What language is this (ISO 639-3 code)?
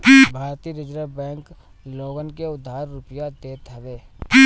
bho